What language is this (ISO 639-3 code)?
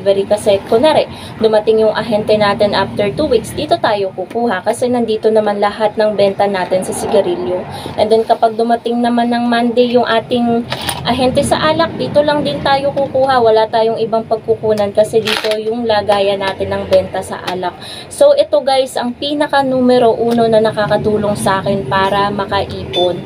fil